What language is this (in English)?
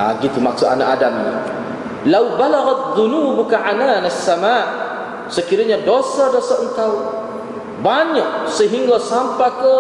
Malay